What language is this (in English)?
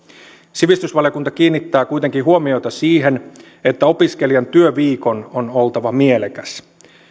Finnish